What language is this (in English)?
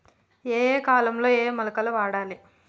Telugu